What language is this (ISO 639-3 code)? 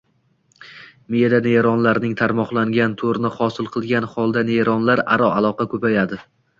uzb